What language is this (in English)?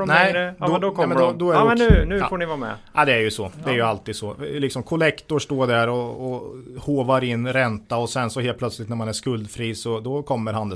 Swedish